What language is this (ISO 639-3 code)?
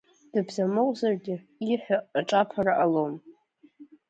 abk